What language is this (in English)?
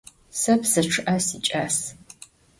Adyghe